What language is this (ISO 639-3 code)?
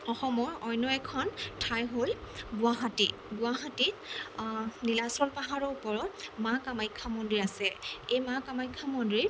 asm